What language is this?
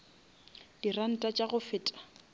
Northern Sotho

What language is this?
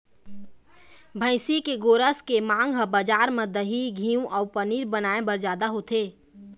Chhattisgarhi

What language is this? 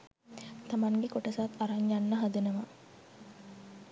Sinhala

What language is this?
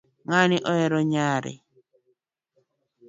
Luo (Kenya and Tanzania)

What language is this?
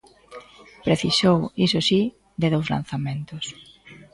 Galician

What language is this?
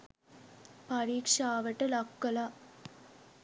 Sinhala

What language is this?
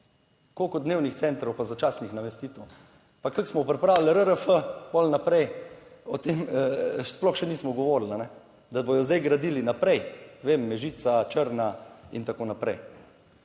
Slovenian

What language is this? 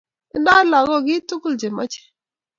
Kalenjin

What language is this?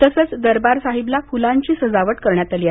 Marathi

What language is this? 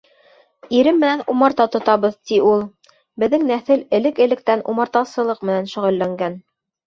Bashkir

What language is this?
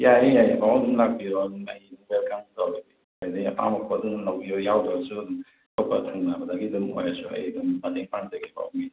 Manipuri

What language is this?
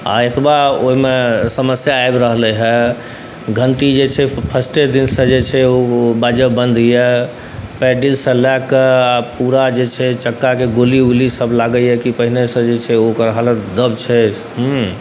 Maithili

